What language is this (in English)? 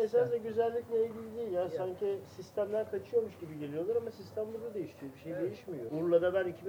Turkish